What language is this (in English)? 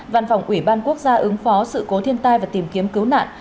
Vietnamese